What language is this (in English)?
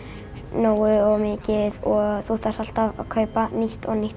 Icelandic